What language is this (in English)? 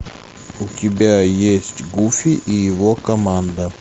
Russian